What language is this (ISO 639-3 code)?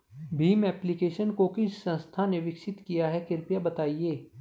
hin